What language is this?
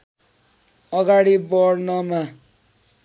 Nepali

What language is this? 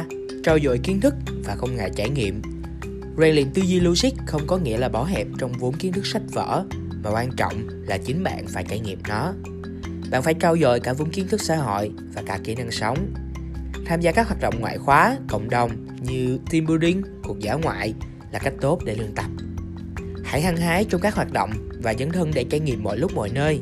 Vietnamese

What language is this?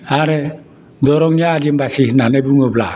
Bodo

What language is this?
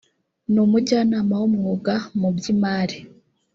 Kinyarwanda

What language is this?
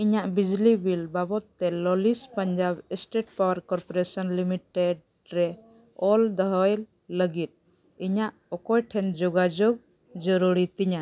Santali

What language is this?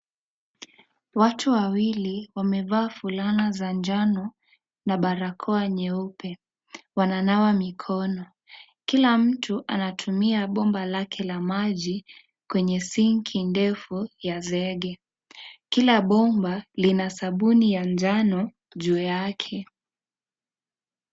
Swahili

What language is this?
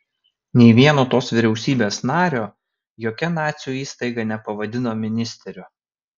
Lithuanian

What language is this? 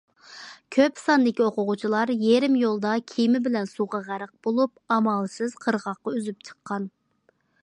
Uyghur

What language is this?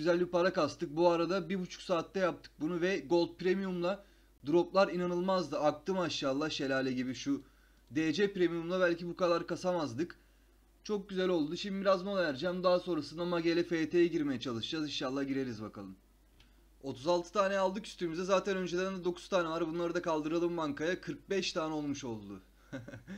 Turkish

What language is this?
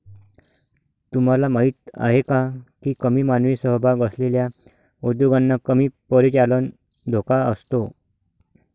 Marathi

